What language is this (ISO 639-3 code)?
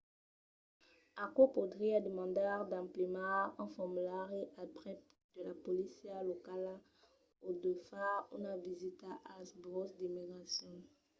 oci